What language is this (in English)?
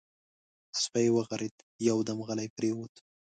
Pashto